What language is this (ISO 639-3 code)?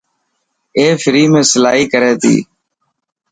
mki